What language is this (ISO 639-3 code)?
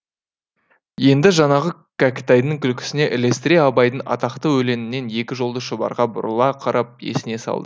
kaz